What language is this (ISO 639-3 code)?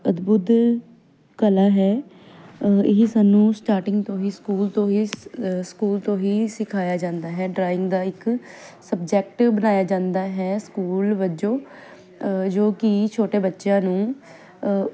pan